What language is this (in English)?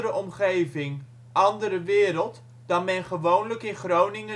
Dutch